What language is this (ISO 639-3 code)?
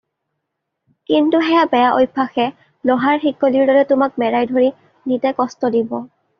asm